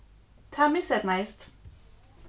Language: Faroese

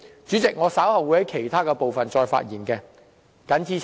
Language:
Cantonese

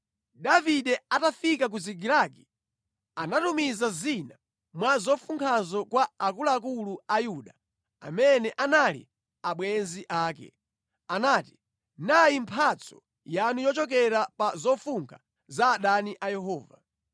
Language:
Nyanja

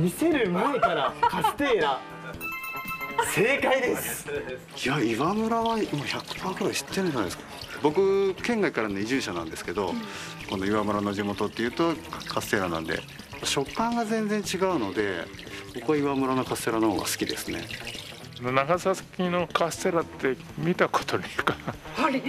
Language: Japanese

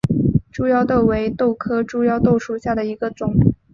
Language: Chinese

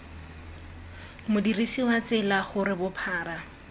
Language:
Tswana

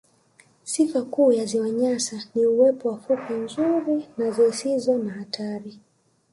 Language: Swahili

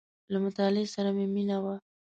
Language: Pashto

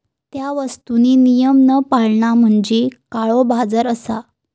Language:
Marathi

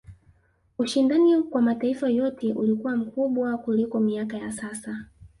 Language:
Swahili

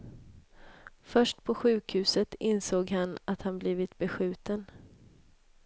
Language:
Swedish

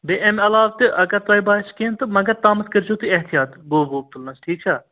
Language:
Kashmiri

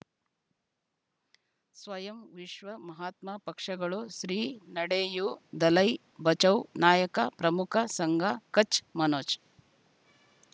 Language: Kannada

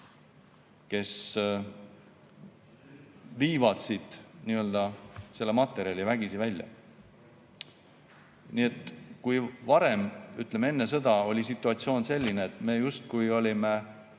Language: Estonian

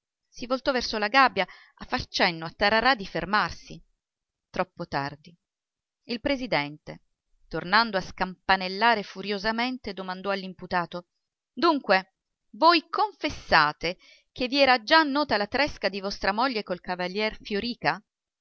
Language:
Italian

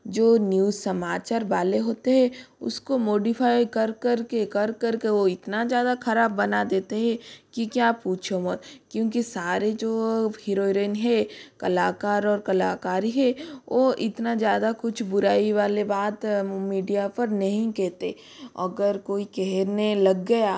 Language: Hindi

